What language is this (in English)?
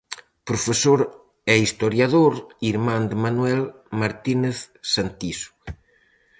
Galician